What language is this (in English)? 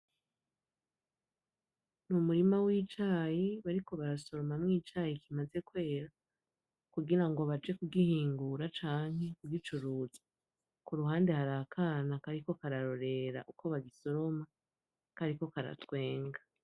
Rundi